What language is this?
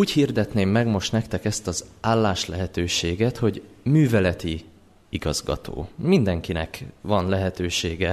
Hungarian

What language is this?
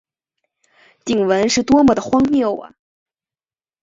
Chinese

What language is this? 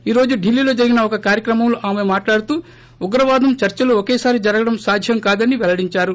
Telugu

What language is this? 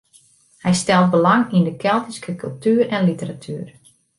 Western Frisian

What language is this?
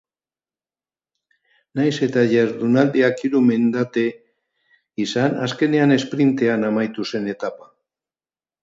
Basque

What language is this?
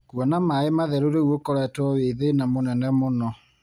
Kikuyu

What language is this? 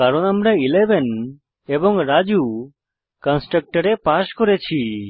Bangla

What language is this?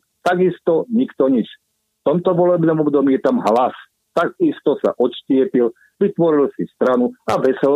Slovak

